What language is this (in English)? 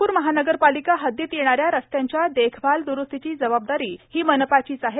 Marathi